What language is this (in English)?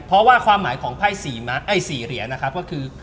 Thai